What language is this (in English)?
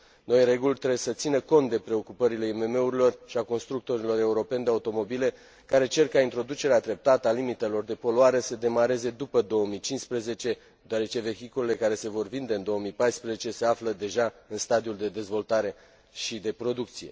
Romanian